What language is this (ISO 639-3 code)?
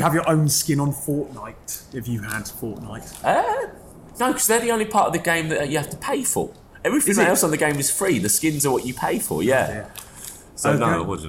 eng